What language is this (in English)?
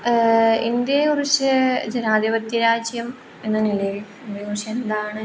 Malayalam